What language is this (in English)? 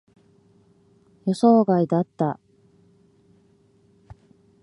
Japanese